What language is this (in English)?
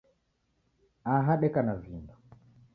Taita